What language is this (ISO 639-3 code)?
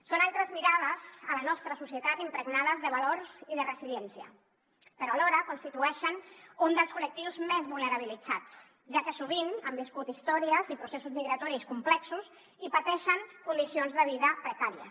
cat